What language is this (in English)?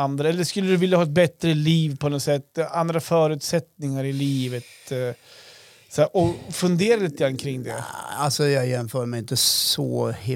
Swedish